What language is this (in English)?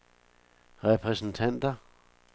Danish